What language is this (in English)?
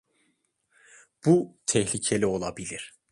Turkish